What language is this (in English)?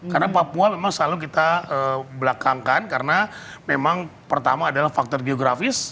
Indonesian